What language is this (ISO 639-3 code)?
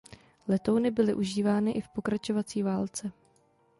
ces